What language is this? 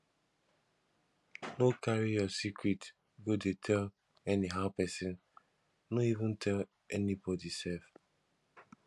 Nigerian Pidgin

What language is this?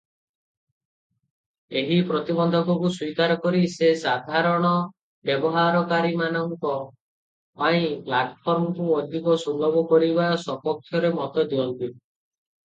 Odia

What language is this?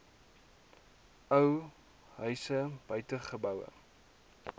Afrikaans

